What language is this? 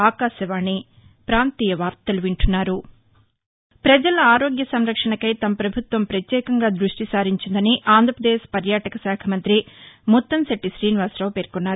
Telugu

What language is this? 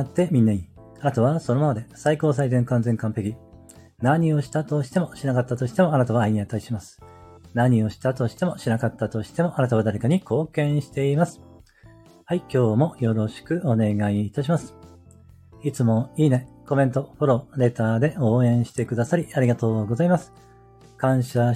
Japanese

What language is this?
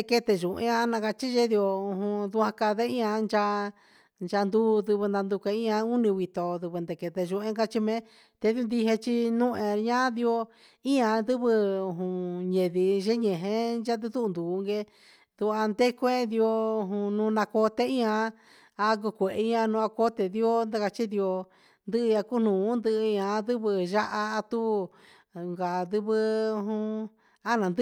Huitepec Mixtec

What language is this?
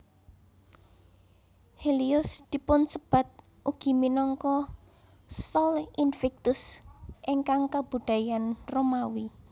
Javanese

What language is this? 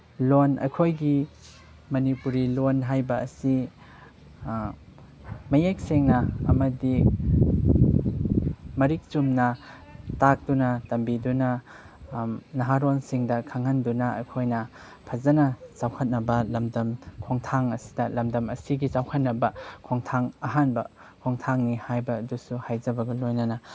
Manipuri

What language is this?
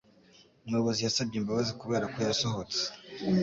Kinyarwanda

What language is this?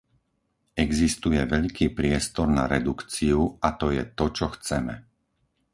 Slovak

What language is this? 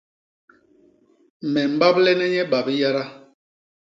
Basaa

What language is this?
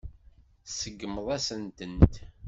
Kabyle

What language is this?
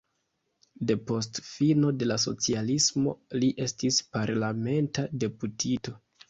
Esperanto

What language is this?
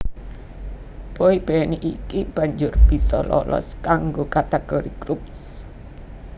Javanese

